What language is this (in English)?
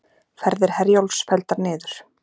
Icelandic